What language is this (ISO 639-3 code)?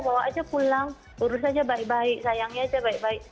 ind